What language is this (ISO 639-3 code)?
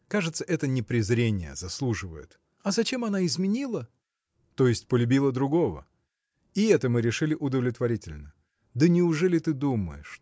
rus